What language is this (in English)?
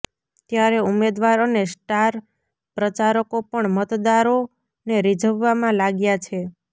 Gujarati